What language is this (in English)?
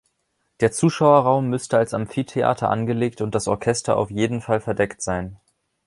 German